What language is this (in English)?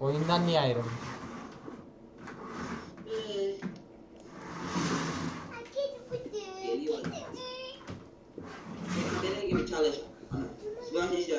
Turkish